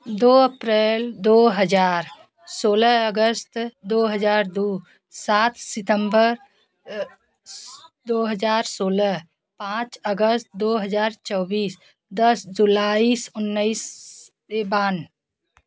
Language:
Hindi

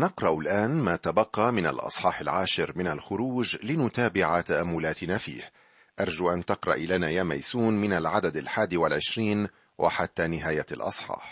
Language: Arabic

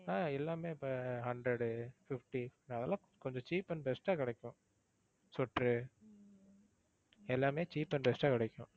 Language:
Tamil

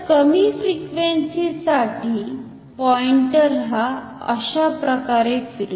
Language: Marathi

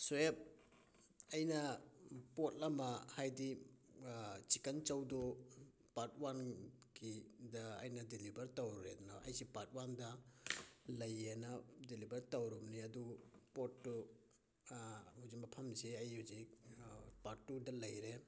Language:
Manipuri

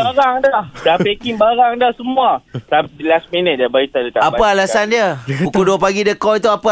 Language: Malay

